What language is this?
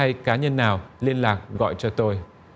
Vietnamese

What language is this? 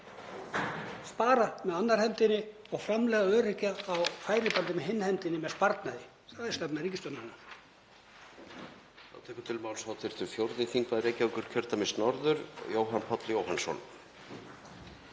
Icelandic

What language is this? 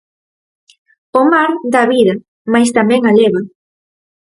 Galician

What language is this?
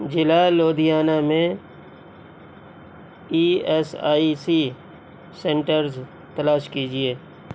Urdu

